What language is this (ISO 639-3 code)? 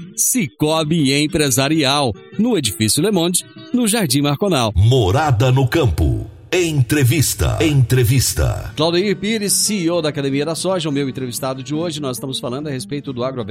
por